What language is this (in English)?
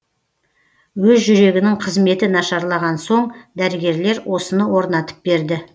Kazakh